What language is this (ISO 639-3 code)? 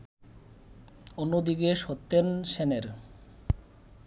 ben